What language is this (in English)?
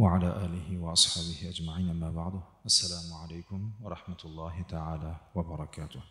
Arabic